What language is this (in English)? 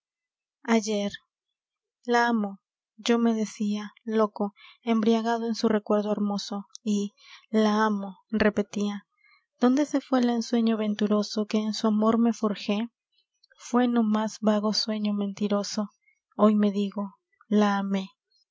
Spanish